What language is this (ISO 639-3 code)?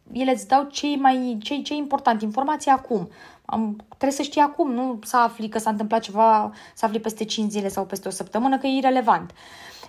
ron